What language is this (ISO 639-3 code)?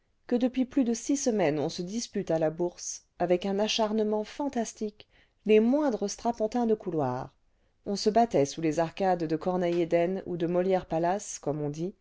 fra